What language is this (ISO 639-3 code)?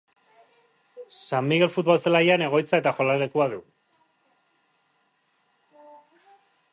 eus